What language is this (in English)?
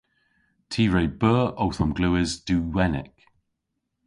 Cornish